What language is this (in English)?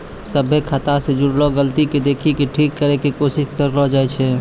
Maithili